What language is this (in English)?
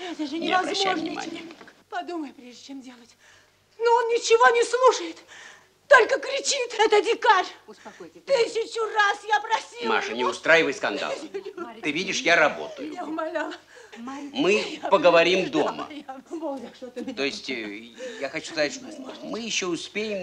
Russian